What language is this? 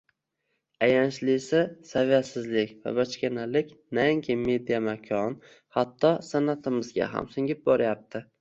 Uzbek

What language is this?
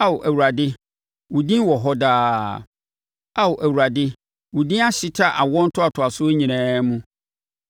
Akan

